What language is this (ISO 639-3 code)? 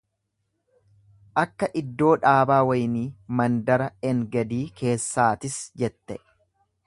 orm